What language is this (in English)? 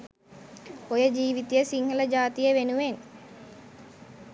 Sinhala